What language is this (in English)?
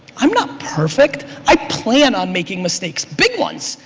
English